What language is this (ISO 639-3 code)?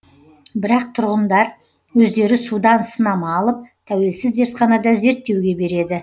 kaz